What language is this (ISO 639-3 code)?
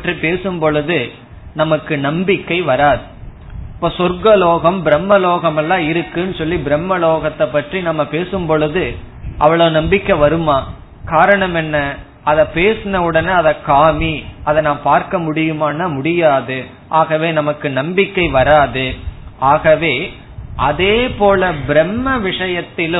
tam